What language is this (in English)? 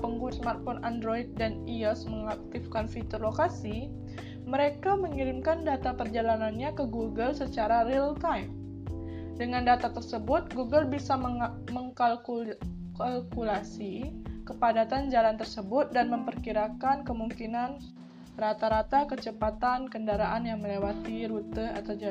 Indonesian